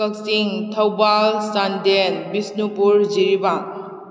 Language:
Manipuri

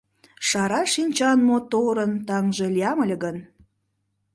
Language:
Mari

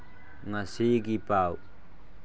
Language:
Manipuri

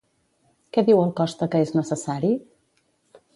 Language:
Catalan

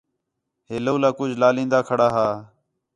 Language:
Khetrani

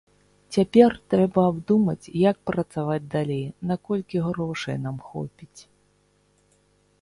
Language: Belarusian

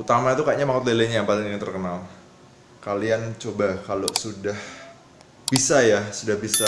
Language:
Indonesian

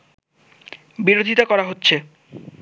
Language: Bangla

